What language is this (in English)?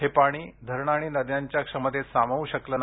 Marathi